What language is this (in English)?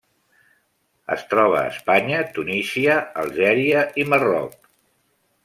Catalan